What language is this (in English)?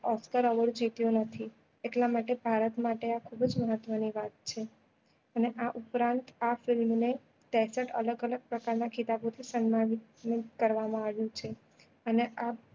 Gujarati